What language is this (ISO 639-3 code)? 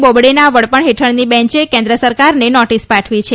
guj